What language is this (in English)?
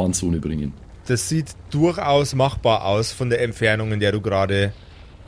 German